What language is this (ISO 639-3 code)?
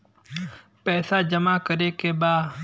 bho